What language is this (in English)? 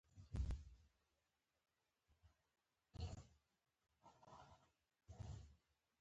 Pashto